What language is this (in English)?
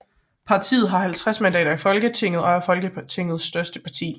Danish